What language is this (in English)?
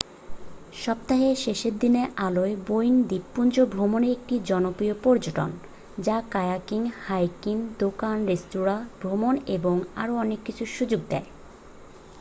Bangla